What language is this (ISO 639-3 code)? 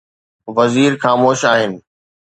snd